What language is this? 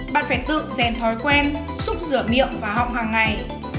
Vietnamese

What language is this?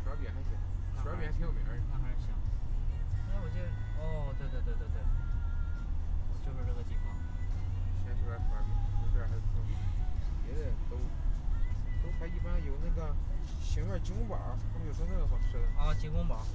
Chinese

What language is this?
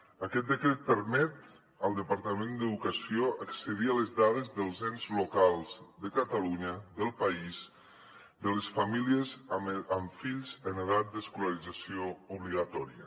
Catalan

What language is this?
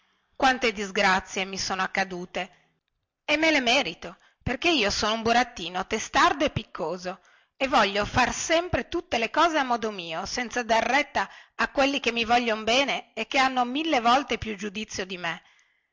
Italian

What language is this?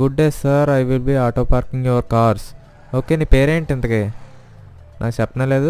Telugu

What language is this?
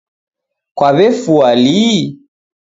Taita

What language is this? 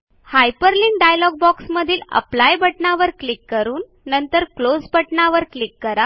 Marathi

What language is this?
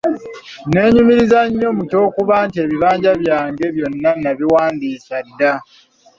Ganda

